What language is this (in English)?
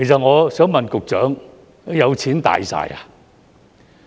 Cantonese